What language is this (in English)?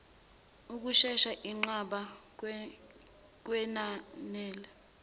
Zulu